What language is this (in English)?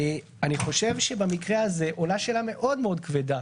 Hebrew